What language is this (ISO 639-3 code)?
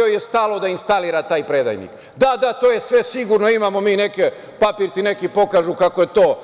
srp